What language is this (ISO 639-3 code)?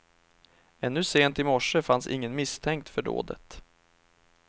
swe